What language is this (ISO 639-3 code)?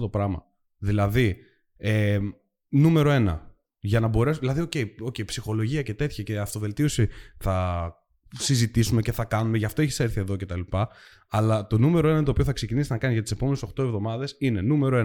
ell